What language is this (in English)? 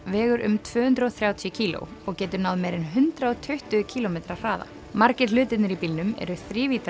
Icelandic